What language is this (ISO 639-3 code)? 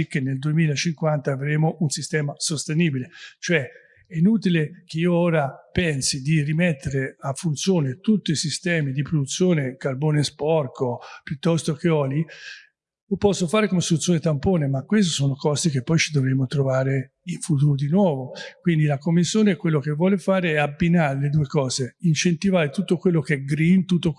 ita